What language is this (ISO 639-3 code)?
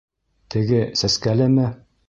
bak